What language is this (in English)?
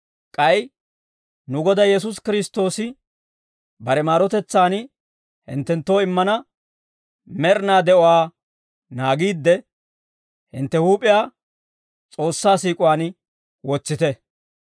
Dawro